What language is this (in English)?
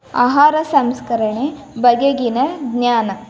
Kannada